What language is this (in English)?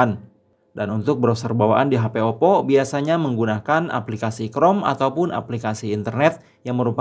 Indonesian